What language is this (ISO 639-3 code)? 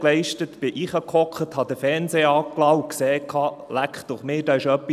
gsw